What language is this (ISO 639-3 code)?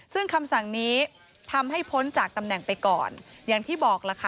tha